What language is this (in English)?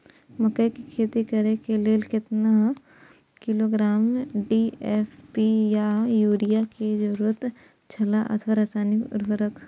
Maithili